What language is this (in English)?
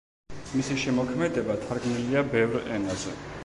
Georgian